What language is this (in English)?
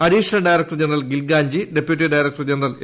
Malayalam